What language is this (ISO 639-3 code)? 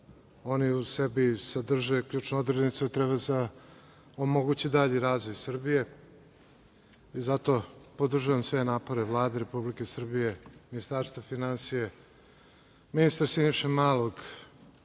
srp